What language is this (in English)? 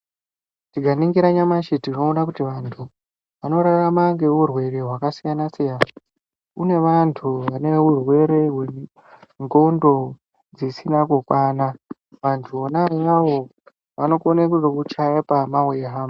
Ndau